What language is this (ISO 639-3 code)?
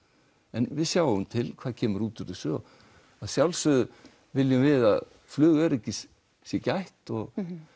isl